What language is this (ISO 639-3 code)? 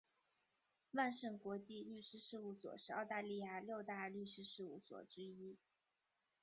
zho